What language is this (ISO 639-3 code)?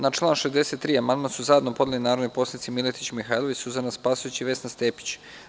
srp